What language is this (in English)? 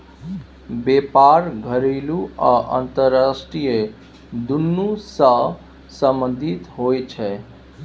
Maithili